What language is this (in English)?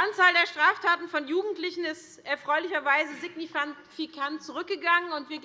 German